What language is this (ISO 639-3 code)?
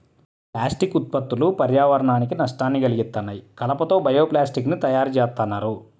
tel